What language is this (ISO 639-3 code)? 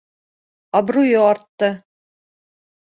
bak